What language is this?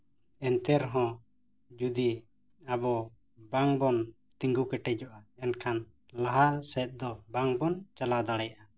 Santali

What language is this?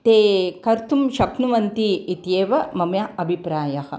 Sanskrit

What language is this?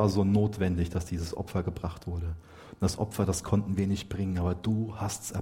German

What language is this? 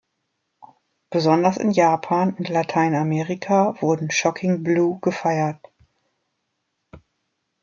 German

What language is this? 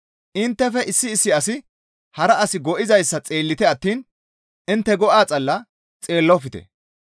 Gamo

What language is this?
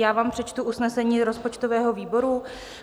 Czech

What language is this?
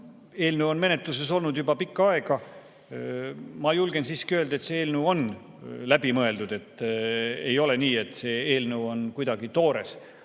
Estonian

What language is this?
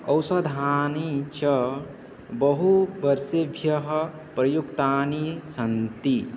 Sanskrit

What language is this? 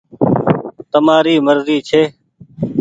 Goaria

